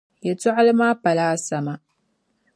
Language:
Dagbani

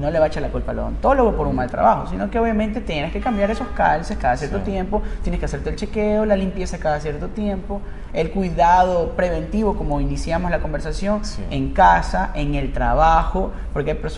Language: Spanish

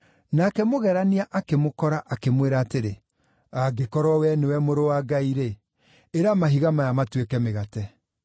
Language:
Kikuyu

